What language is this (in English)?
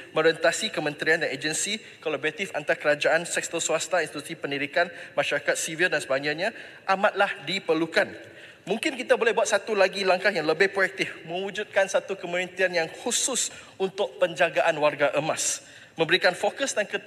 Malay